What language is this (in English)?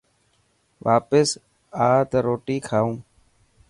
Dhatki